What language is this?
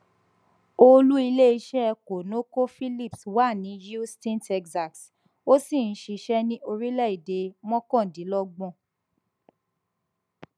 Yoruba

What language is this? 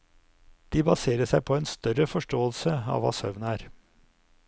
Norwegian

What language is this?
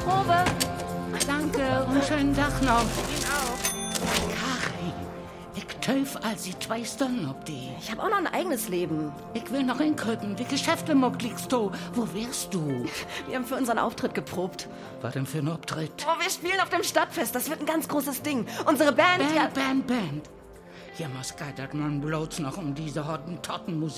German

